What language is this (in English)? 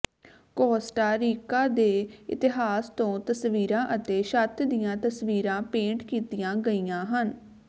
Punjabi